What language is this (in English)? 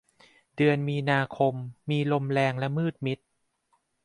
Thai